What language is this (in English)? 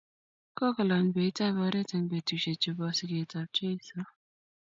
Kalenjin